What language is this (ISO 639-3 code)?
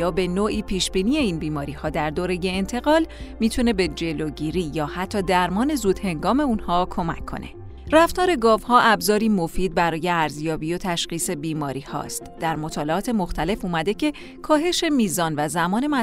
fas